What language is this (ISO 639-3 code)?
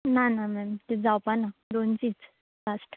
kok